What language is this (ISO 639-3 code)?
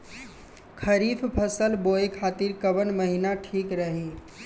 bho